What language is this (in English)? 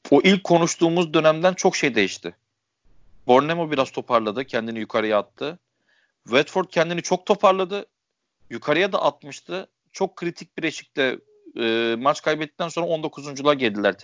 Turkish